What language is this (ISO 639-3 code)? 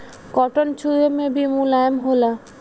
bho